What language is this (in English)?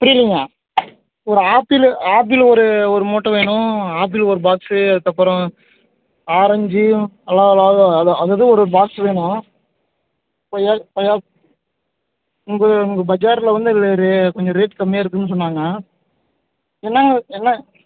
Tamil